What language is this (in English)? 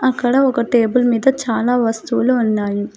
Telugu